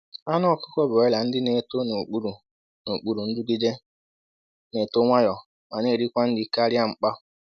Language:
Igbo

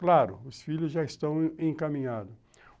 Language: Portuguese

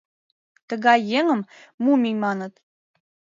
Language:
Mari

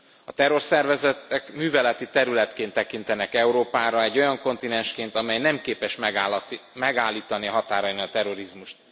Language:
Hungarian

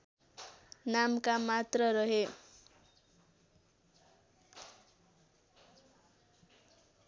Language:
Nepali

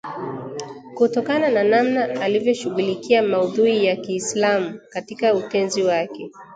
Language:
Swahili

